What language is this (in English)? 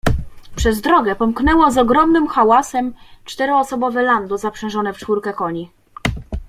Polish